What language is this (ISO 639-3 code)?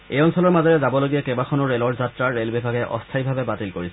asm